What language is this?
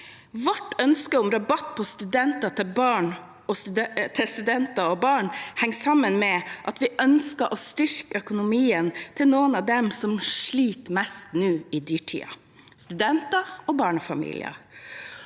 Norwegian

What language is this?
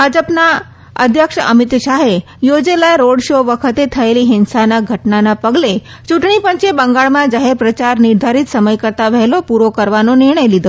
Gujarati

